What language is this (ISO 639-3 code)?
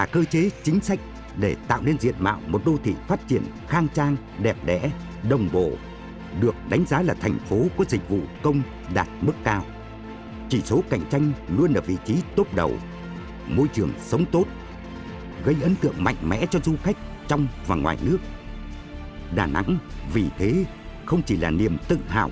vie